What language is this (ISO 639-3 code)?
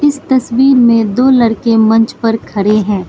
hin